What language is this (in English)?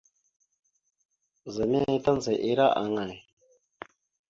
Mada (Cameroon)